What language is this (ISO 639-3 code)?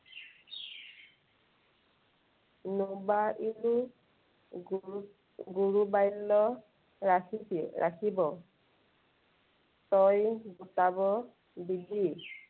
asm